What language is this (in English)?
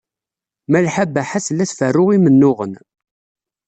Kabyle